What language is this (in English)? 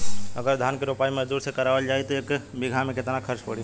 Bhojpuri